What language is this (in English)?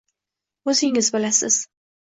Uzbek